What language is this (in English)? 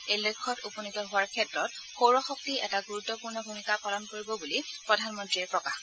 Assamese